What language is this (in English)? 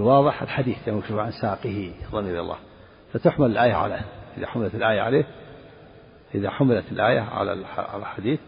Arabic